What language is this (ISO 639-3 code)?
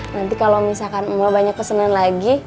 ind